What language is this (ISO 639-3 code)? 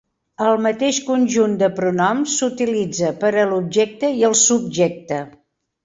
cat